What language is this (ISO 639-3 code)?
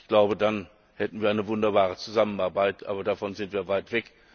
deu